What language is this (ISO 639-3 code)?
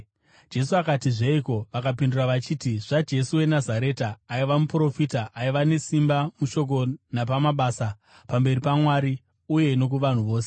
sna